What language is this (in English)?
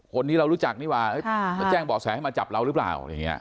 Thai